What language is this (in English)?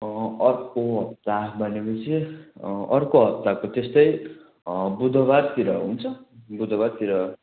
Nepali